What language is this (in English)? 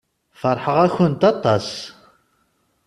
Kabyle